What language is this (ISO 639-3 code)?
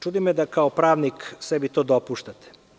srp